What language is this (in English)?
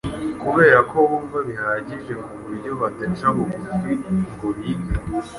Kinyarwanda